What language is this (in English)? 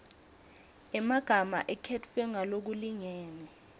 Swati